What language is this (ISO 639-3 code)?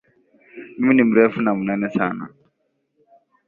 swa